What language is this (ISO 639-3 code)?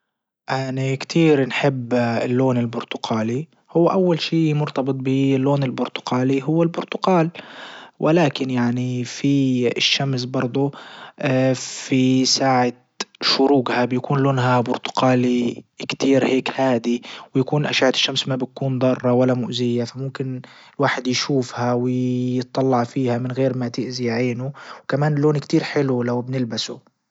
ayl